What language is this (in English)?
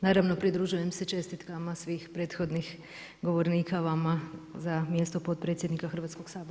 Croatian